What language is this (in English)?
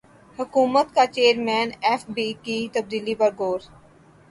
Urdu